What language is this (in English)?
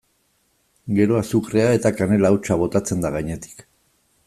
Basque